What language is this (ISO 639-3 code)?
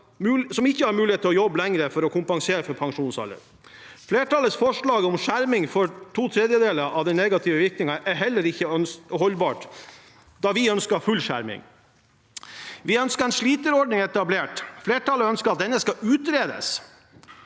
nor